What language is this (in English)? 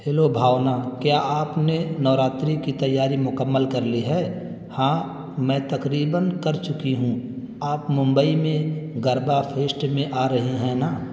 Urdu